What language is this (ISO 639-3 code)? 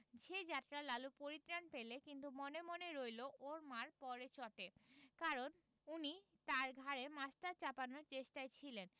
ben